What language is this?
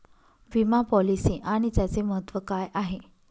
Marathi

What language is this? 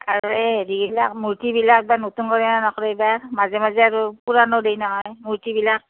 Assamese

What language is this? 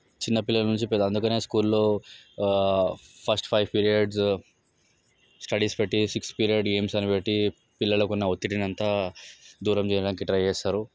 Telugu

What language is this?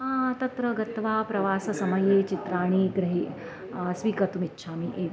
Sanskrit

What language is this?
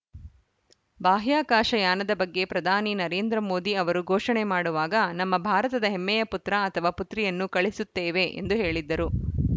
Kannada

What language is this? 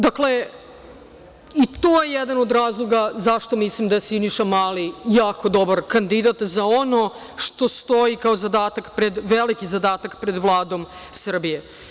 Serbian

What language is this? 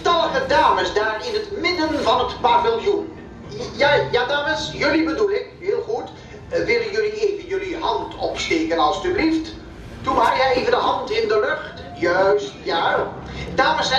Dutch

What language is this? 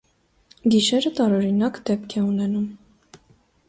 Armenian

